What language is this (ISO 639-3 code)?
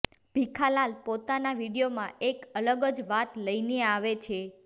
guj